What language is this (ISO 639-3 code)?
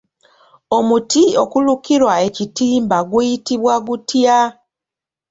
lug